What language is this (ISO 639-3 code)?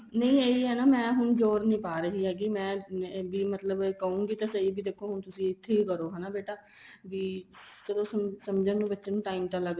pan